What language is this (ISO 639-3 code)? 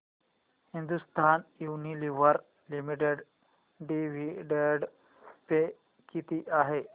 mar